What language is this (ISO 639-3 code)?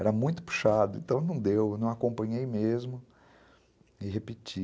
por